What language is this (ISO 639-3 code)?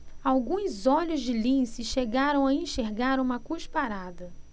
por